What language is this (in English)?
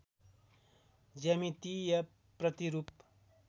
Nepali